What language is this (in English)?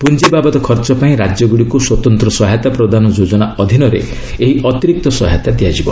Odia